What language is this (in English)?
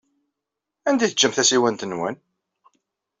Kabyle